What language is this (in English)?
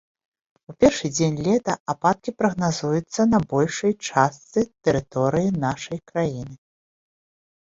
Belarusian